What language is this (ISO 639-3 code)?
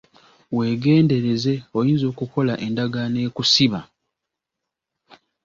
lug